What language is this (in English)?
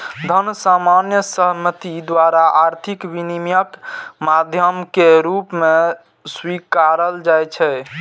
Maithili